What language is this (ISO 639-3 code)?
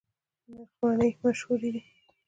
pus